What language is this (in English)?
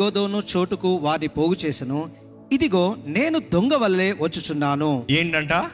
Telugu